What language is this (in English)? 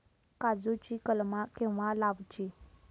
Marathi